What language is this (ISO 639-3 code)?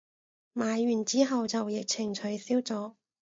yue